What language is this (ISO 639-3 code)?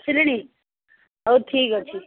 ori